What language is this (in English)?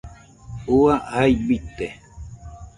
Nüpode Huitoto